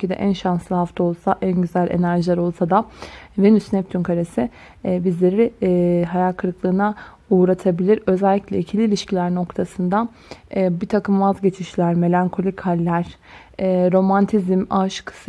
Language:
Turkish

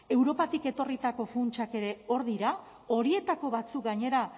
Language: Basque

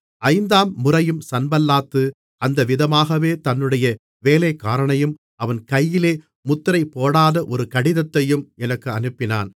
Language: Tamil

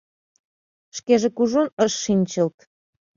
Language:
Mari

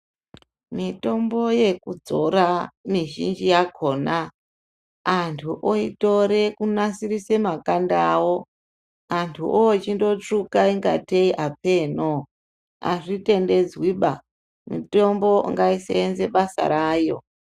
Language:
Ndau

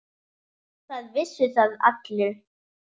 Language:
Icelandic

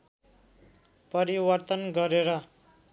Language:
Nepali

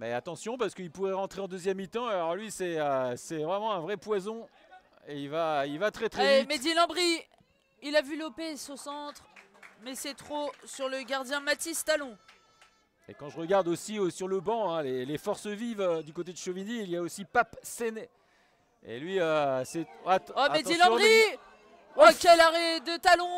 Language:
French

